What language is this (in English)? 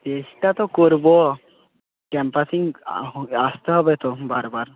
Bangla